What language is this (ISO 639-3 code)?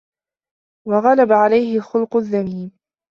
ara